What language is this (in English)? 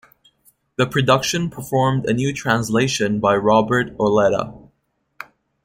English